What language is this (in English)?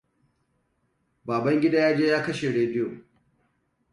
Hausa